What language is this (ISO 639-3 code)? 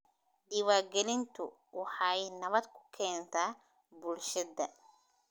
som